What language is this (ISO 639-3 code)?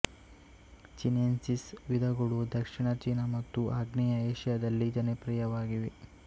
kan